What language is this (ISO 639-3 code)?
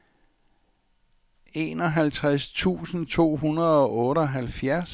dan